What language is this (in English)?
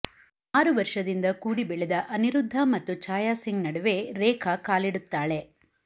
Kannada